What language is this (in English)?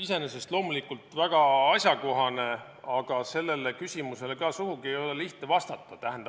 Estonian